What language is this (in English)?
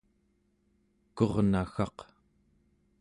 Central Yupik